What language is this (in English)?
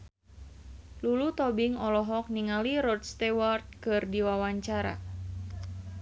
Sundanese